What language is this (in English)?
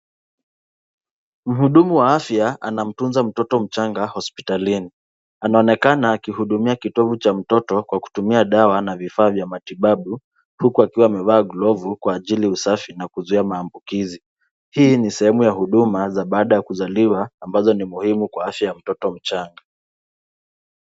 Swahili